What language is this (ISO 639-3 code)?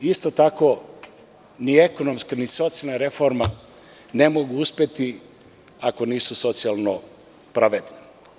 srp